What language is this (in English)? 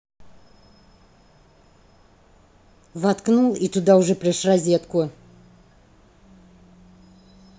Russian